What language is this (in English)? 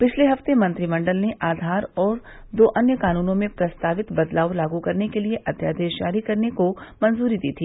Hindi